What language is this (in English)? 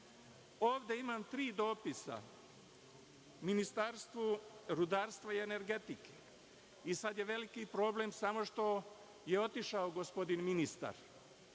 Serbian